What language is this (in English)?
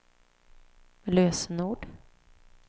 Swedish